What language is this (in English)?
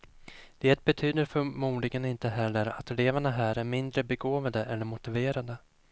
Swedish